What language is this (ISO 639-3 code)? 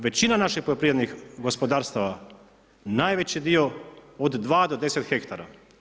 hrv